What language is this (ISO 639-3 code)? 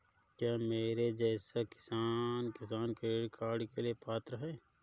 hin